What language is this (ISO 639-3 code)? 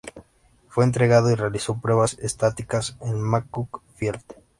spa